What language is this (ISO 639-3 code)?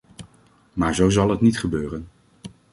nld